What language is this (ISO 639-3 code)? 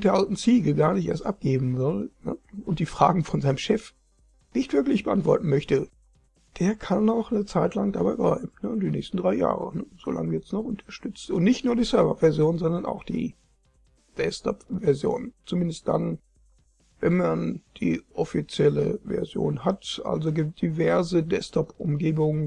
deu